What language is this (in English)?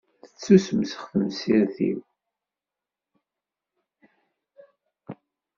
Kabyle